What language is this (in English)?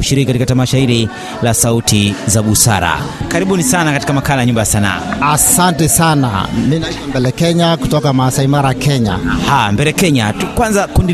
Swahili